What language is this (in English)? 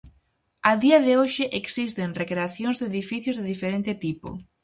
Galician